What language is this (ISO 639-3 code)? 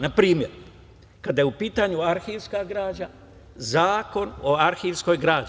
srp